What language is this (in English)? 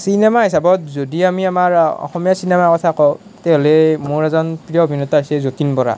Assamese